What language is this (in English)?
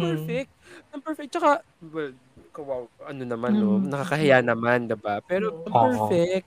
Filipino